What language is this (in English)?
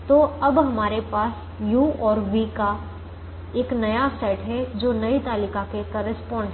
Hindi